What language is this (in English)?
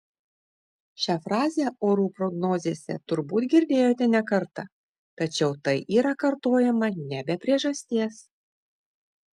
Lithuanian